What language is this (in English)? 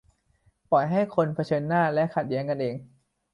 Thai